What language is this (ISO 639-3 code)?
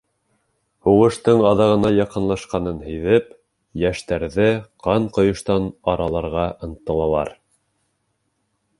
bak